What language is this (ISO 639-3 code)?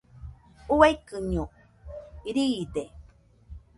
hux